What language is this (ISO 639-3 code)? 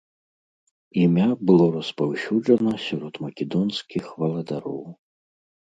bel